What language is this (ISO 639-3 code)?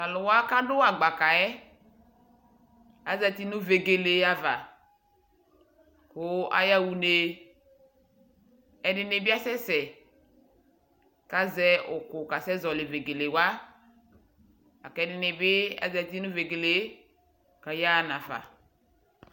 kpo